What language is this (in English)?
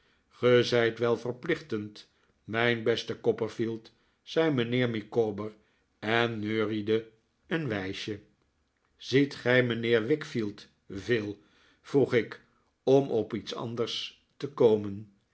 Dutch